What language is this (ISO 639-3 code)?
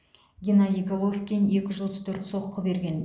kaz